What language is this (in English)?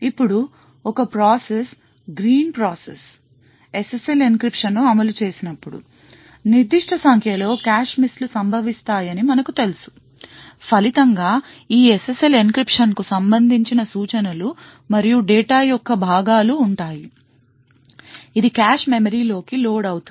Telugu